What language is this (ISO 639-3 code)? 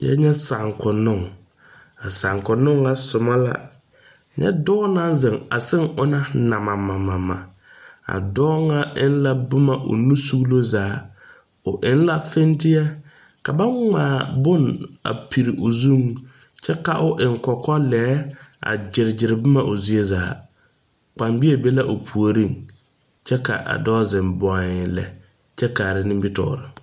dga